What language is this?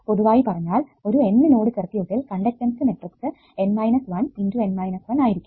Malayalam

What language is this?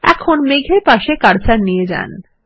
Bangla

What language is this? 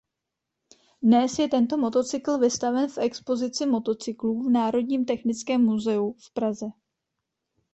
Czech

